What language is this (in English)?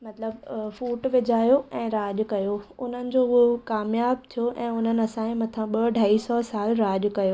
Sindhi